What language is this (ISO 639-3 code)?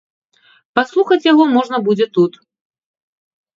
bel